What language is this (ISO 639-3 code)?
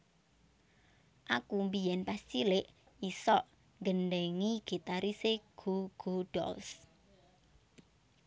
jav